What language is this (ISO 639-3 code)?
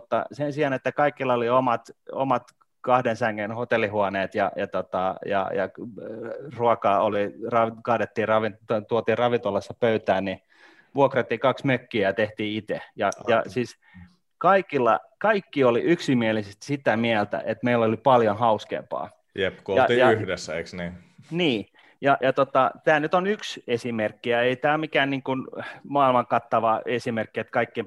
fin